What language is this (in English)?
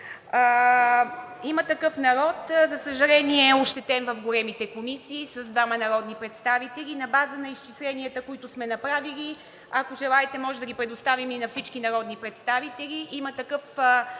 Bulgarian